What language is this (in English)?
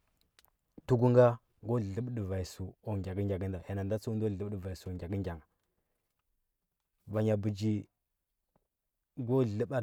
Huba